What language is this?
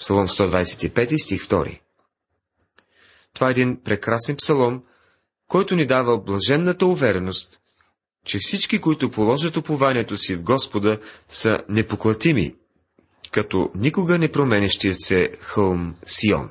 Bulgarian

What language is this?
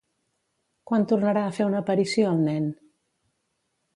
Catalan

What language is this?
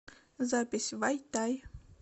Russian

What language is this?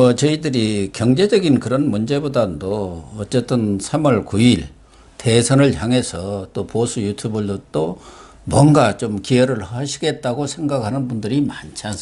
Korean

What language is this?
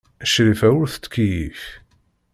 Kabyle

